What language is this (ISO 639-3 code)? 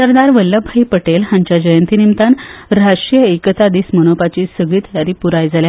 kok